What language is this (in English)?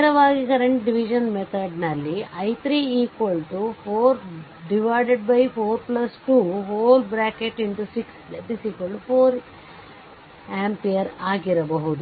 Kannada